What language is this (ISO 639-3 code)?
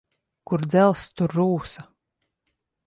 lav